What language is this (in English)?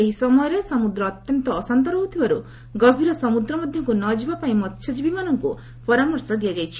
Odia